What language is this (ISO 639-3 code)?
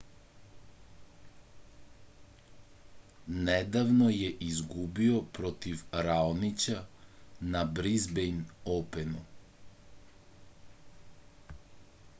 srp